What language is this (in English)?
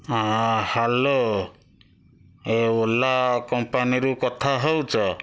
Odia